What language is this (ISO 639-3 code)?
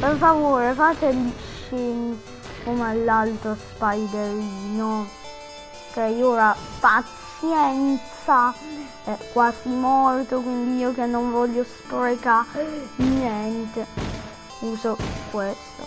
ita